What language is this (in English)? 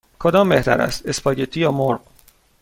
Persian